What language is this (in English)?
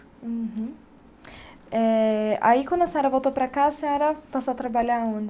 Portuguese